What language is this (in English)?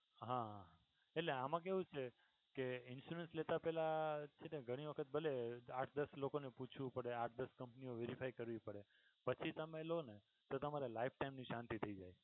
Gujarati